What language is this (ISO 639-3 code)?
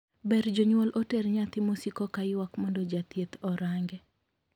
luo